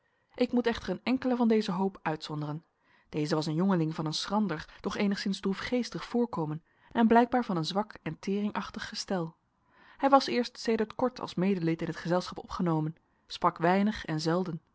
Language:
Dutch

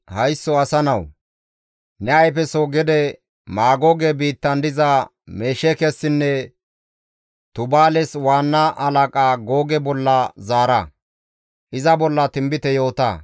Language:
Gamo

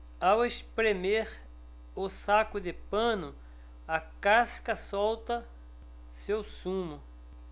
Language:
Portuguese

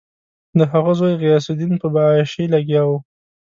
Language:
Pashto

